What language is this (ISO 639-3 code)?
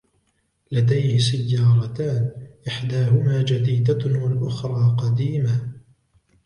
ara